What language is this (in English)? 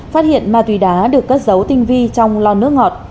Vietnamese